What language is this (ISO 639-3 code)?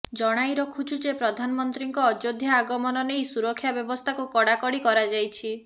ori